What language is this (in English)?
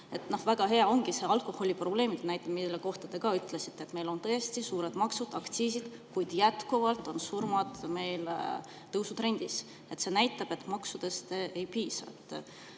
Estonian